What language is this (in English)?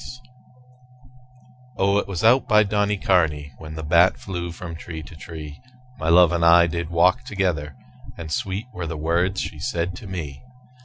English